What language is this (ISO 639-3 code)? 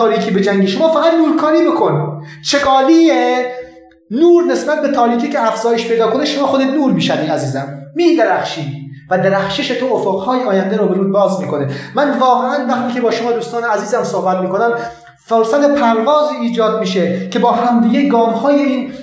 fas